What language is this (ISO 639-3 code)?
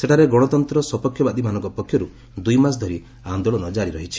ori